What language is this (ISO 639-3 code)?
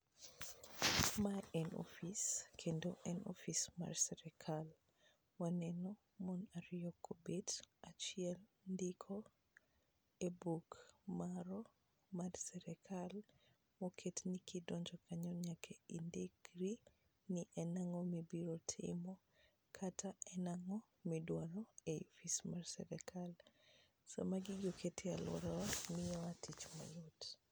luo